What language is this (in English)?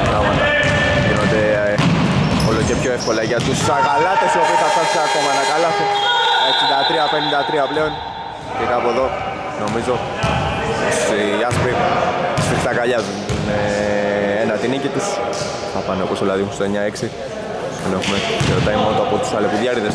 Greek